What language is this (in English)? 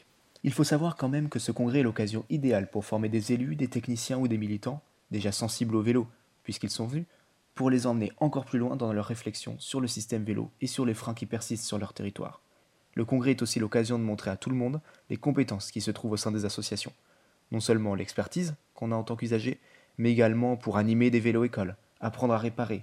French